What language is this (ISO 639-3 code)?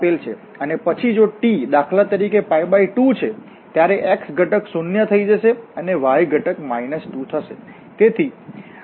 guj